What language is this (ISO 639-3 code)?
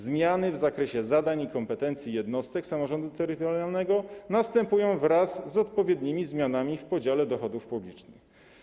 pol